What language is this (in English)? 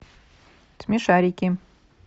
Russian